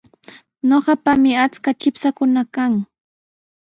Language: Sihuas Ancash Quechua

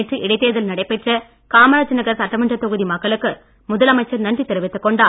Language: Tamil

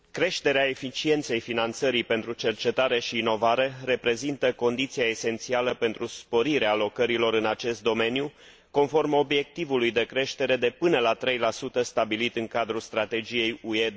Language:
Romanian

